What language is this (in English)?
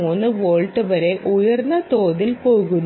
Malayalam